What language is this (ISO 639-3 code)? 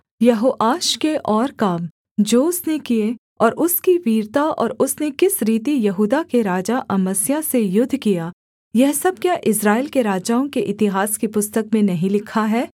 hin